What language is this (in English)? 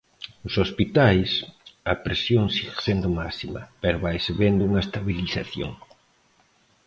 Galician